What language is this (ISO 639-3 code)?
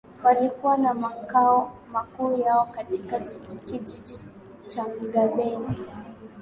swa